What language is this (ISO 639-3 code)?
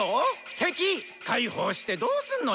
jpn